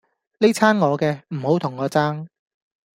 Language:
Cantonese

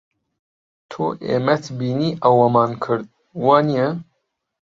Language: Central Kurdish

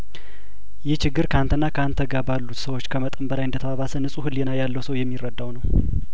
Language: Amharic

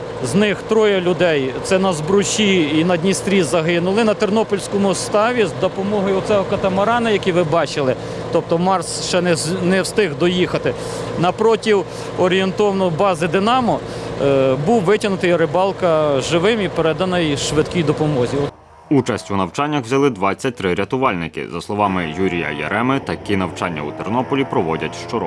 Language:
Ukrainian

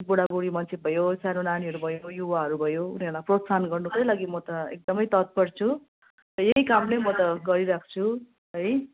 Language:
Nepali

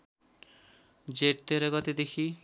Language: Nepali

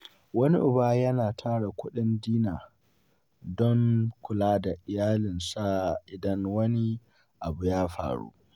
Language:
Hausa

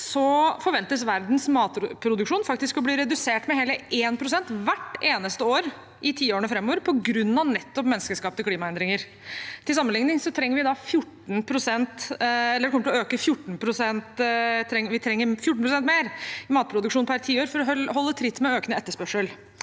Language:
Norwegian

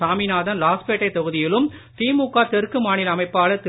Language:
Tamil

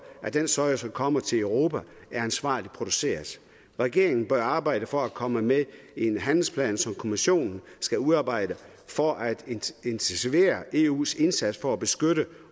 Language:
Danish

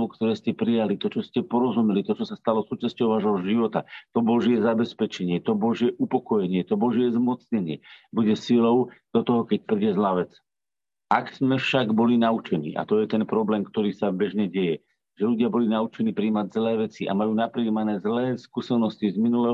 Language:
Slovak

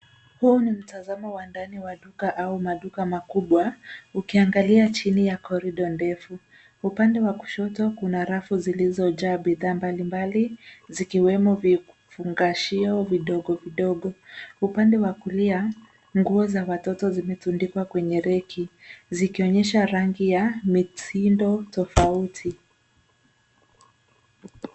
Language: Swahili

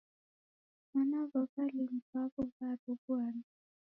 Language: Taita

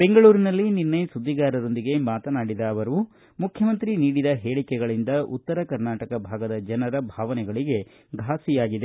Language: Kannada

